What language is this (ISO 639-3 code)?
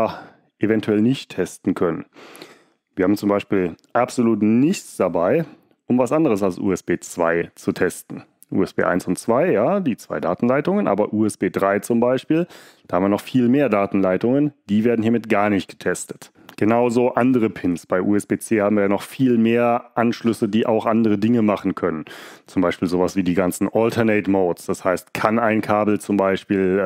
deu